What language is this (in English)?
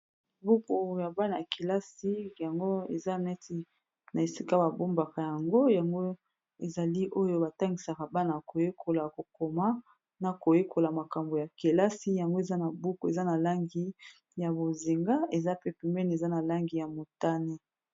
Lingala